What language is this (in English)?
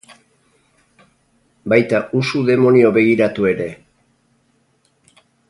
Basque